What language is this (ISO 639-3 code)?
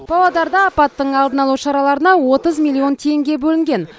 kaz